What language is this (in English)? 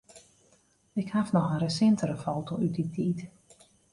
Western Frisian